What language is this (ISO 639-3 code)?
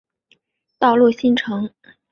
zho